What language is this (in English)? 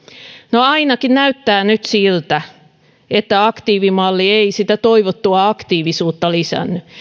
Finnish